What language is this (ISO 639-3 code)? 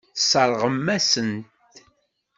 kab